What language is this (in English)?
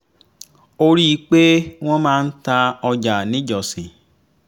Yoruba